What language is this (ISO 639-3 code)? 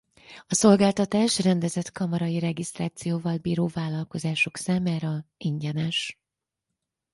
hun